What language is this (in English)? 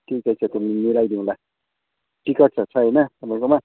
Nepali